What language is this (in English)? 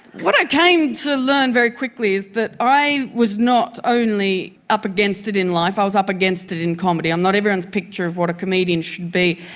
English